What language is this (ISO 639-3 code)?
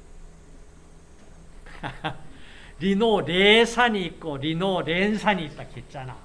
kor